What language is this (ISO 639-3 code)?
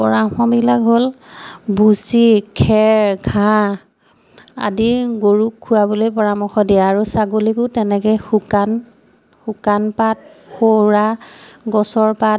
asm